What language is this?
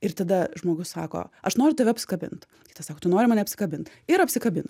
Lithuanian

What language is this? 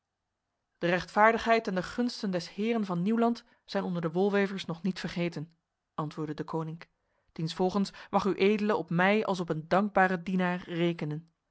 Dutch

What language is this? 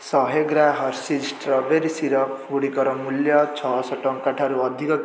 Odia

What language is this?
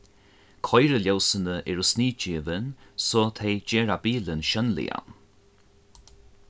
Faroese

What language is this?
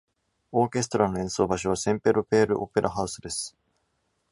Japanese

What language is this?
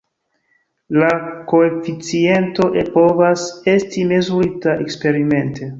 Esperanto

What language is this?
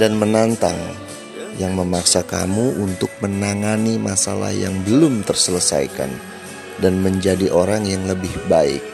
Indonesian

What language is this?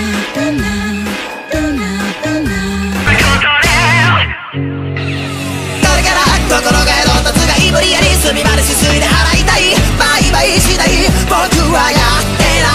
Thai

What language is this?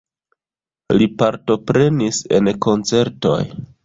Esperanto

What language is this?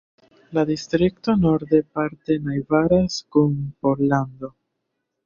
Esperanto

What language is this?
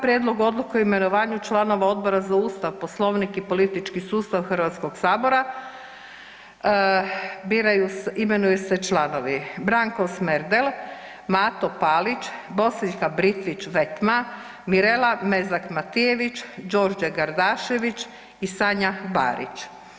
Croatian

